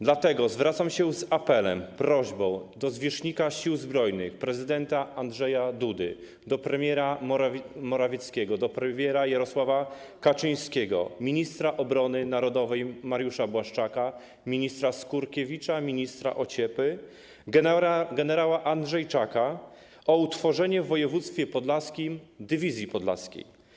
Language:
Polish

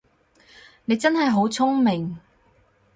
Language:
Cantonese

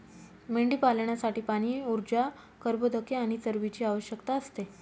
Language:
Marathi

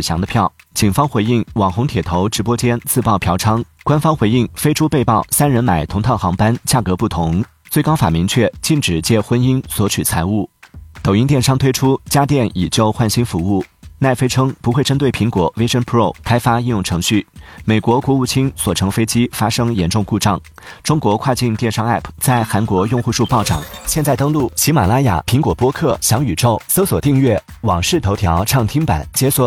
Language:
Chinese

